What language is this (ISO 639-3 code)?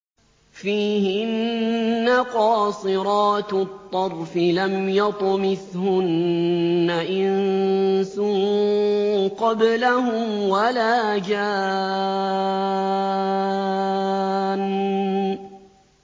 ara